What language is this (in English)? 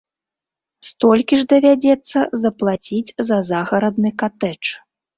Belarusian